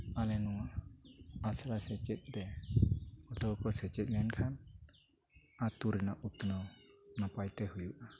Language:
Santali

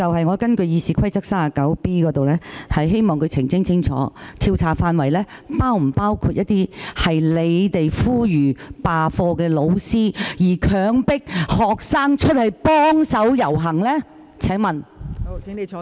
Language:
Cantonese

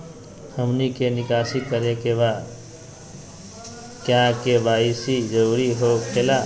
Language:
Magahi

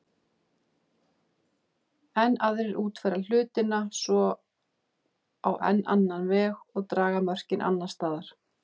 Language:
Icelandic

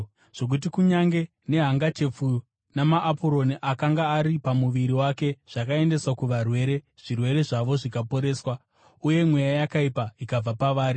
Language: Shona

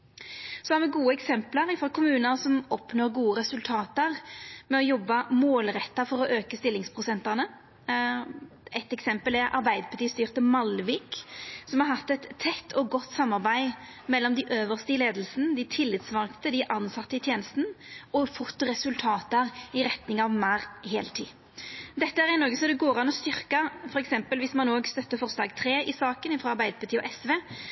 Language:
Norwegian Nynorsk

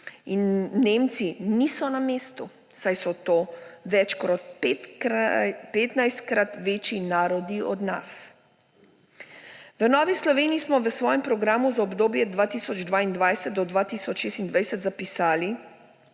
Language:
Slovenian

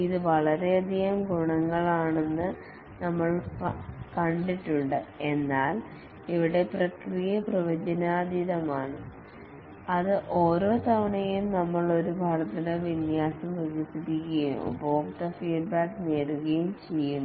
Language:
Malayalam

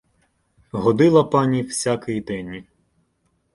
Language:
Ukrainian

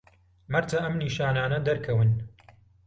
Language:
Central Kurdish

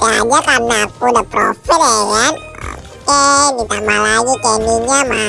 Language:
Indonesian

